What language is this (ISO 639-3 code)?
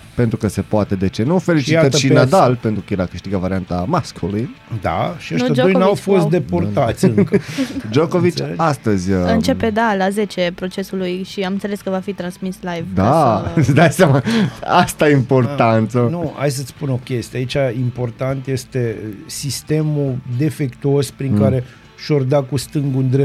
ron